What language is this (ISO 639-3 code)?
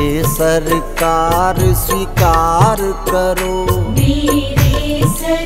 hin